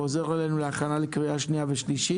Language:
Hebrew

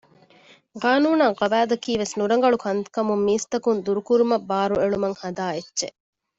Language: Divehi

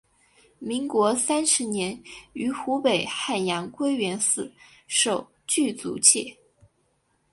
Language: Chinese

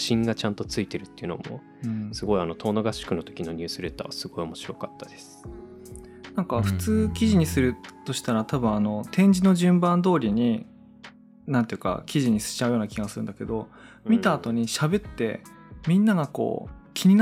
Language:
Japanese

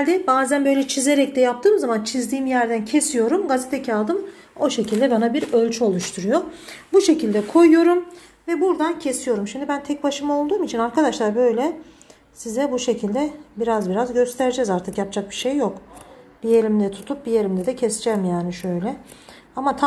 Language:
Turkish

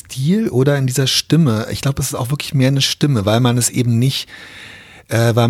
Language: German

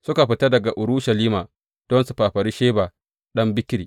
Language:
Hausa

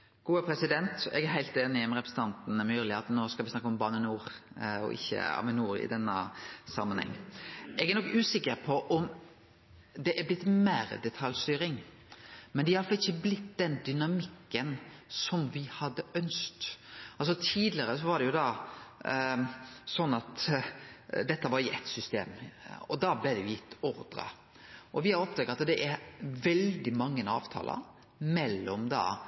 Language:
Norwegian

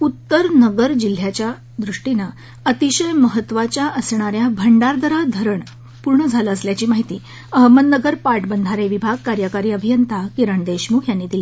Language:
Marathi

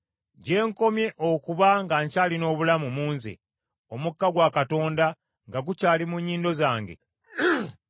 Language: Ganda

